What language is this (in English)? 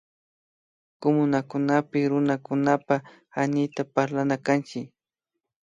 Imbabura Highland Quichua